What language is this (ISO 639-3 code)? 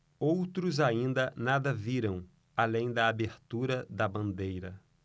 por